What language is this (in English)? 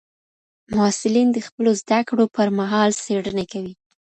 Pashto